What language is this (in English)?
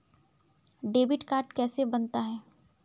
Hindi